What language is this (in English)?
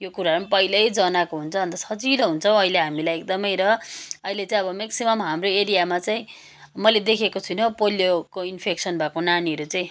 Nepali